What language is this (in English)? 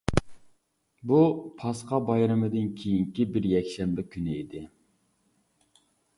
Uyghur